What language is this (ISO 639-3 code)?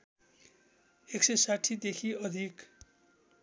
nep